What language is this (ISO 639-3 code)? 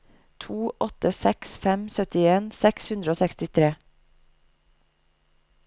nor